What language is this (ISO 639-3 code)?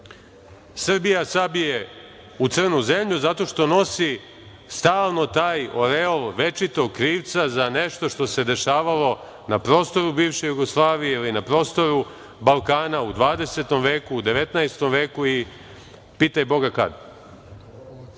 srp